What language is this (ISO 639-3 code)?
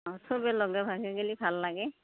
asm